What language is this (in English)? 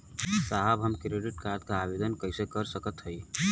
Bhojpuri